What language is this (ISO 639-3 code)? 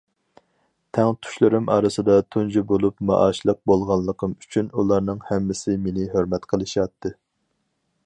uig